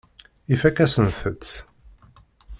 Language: Kabyle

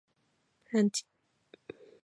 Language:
Japanese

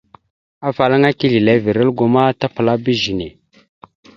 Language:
Mada (Cameroon)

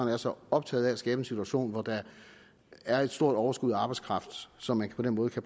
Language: Danish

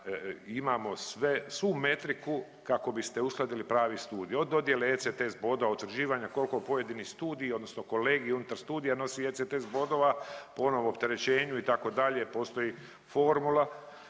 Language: Croatian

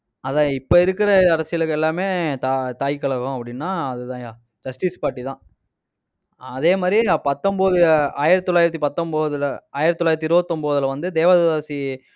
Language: Tamil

